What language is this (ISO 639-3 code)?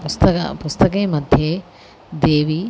san